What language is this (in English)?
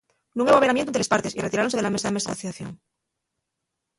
Asturian